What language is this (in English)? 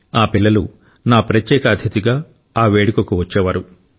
Telugu